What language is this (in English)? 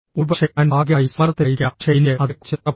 Malayalam